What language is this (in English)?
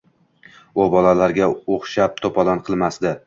Uzbek